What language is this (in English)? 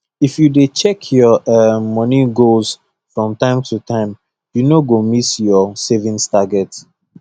Nigerian Pidgin